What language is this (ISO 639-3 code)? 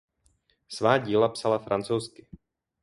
ces